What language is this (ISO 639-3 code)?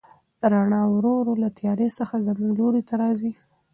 pus